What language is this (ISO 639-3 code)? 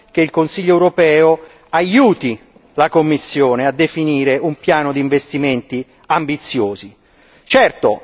ita